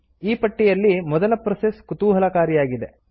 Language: Kannada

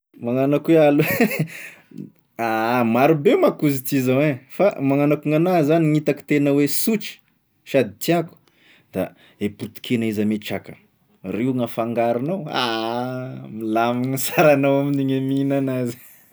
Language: Tesaka Malagasy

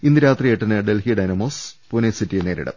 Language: Malayalam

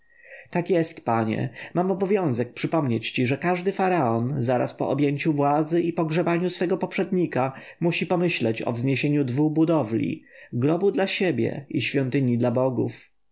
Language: Polish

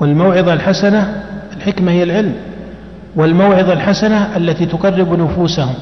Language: Arabic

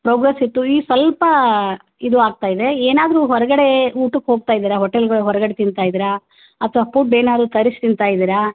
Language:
Kannada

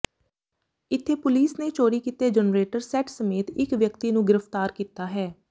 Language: Punjabi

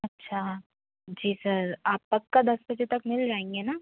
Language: Hindi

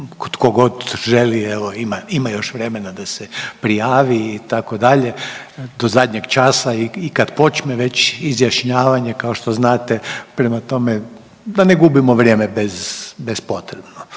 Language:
Croatian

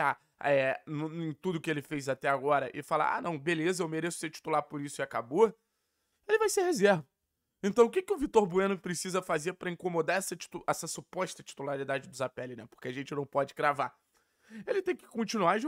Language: Portuguese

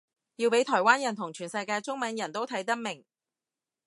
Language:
Cantonese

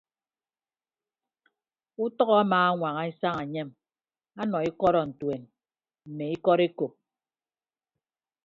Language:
Ibibio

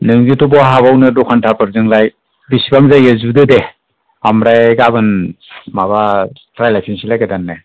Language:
Bodo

